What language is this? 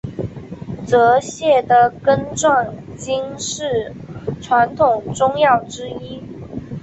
Chinese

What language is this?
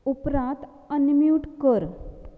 Konkani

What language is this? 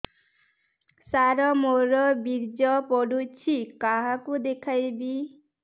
Odia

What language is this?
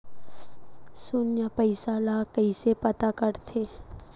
Chhattisgarhi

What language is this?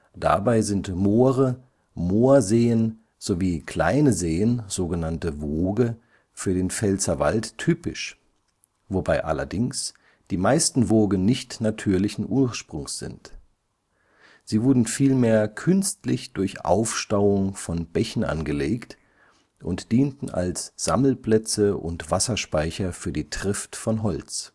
German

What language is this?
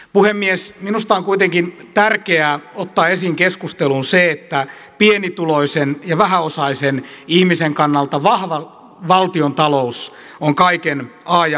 Finnish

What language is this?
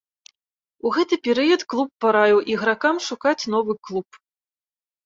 Belarusian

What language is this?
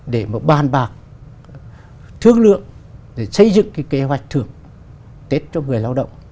Vietnamese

